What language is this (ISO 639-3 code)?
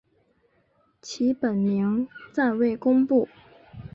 zho